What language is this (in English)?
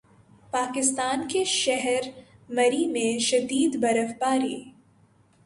Urdu